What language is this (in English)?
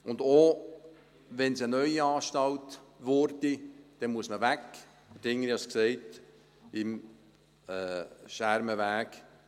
Swiss German